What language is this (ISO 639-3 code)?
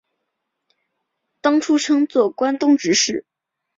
zho